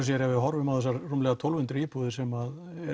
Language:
Icelandic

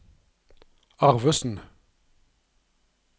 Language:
Norwegian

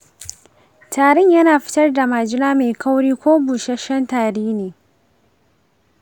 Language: Hausa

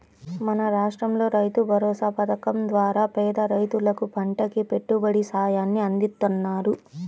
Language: Telugu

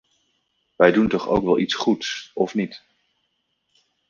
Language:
Dutch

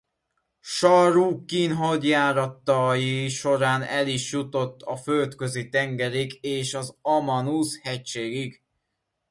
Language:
Hungarian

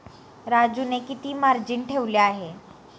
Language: Marathi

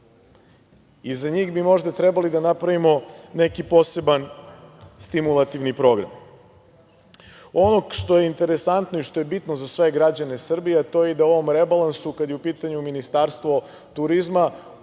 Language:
Serbian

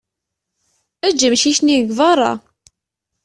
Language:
Kabyle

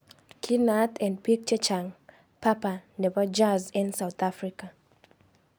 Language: Kalenjin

